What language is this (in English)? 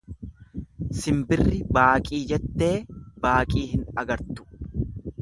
Oromo